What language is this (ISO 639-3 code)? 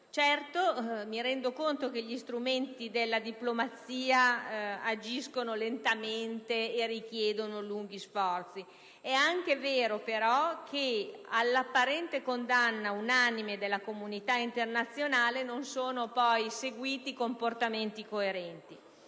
ita